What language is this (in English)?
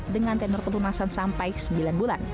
Indonesian